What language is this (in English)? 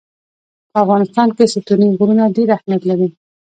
Pashto